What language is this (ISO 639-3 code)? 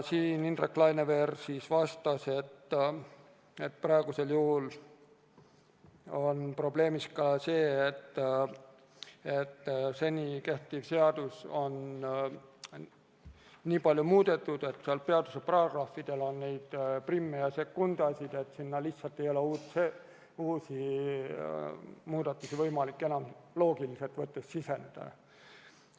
est